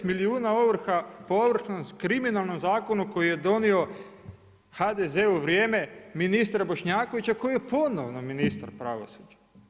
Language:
Croatian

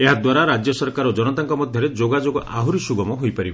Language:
Odia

